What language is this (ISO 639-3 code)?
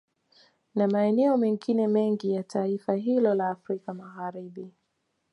swa